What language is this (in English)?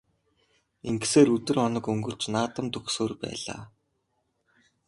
Mongolian